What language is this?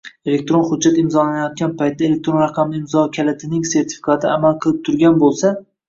Uzbek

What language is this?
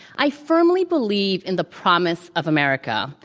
English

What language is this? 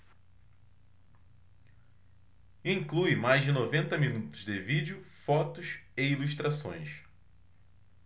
Portuguese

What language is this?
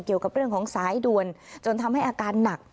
Thai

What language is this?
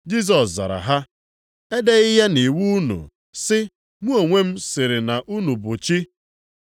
Igbo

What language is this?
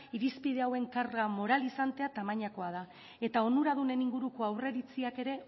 Basque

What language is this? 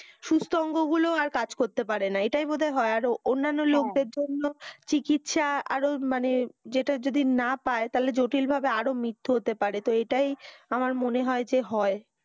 Bangla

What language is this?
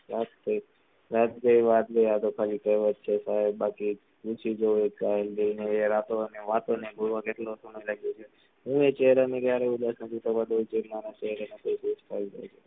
Gujarati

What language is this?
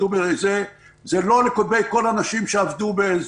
Hebrew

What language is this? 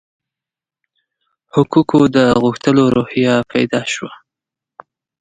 Pashto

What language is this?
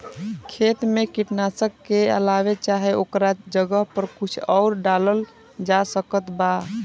Bhojpuri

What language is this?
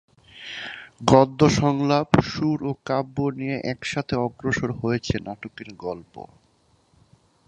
Bangla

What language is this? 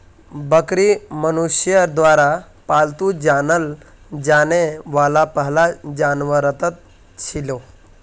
Magahi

